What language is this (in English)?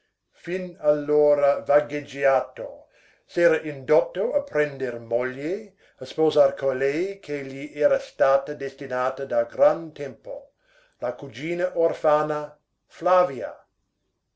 Italian